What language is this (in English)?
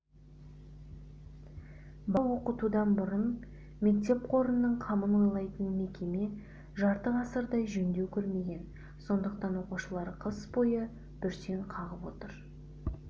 Kazakh